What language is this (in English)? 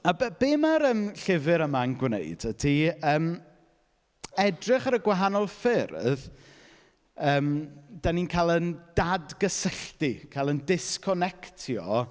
Welsh